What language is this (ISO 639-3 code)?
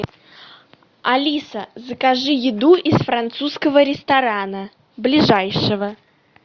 rus